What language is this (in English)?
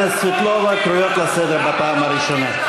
Hebrew